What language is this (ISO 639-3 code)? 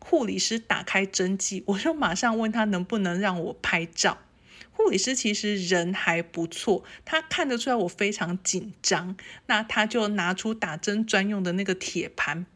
zho